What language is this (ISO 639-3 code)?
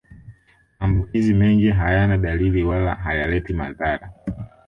swa